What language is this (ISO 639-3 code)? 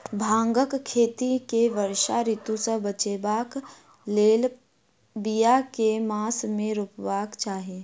mai